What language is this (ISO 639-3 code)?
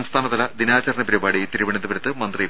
mal